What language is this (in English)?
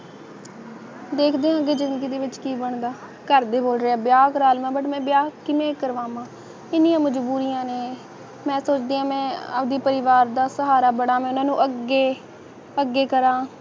Punjabi